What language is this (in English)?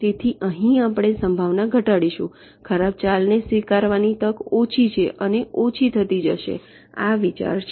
Gujarati